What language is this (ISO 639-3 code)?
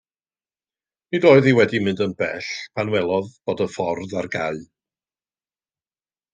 cym